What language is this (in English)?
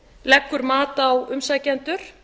Icelandic